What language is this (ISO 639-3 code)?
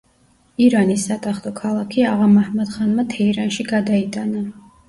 kat